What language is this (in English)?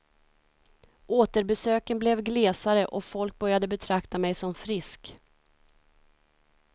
Swedish